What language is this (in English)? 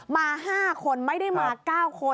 Thai